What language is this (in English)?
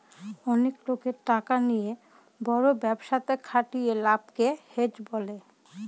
Bangla